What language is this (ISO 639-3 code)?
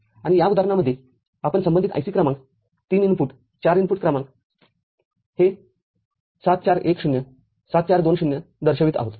mar